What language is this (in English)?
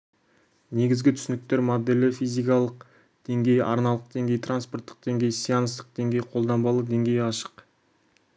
Kazakh